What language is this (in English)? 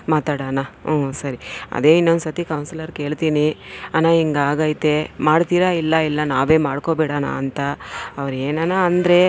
Kannada